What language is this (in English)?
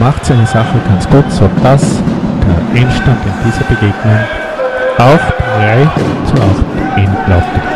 German